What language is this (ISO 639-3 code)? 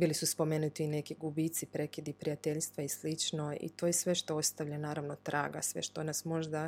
hrv